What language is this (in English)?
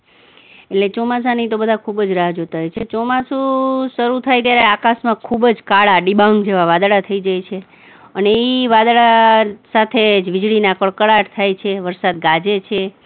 Gujarati